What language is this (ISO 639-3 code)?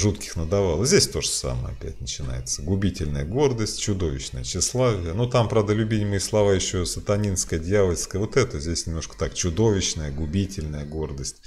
rus